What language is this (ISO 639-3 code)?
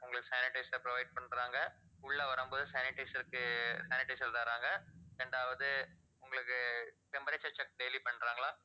tam